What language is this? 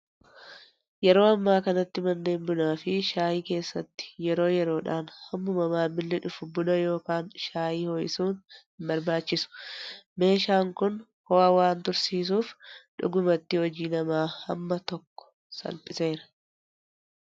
Oromo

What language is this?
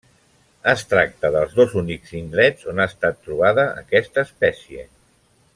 Catalan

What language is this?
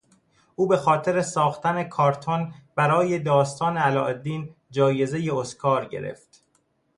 Persian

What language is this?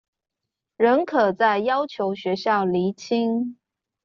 Chinese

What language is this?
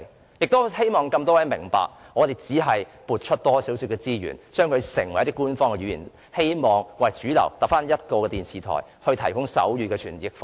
Cantonese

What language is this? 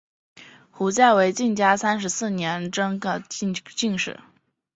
Chinese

